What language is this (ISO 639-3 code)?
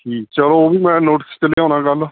pan